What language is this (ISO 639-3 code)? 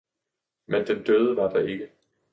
dan